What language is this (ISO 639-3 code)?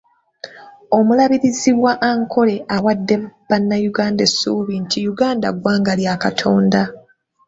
lug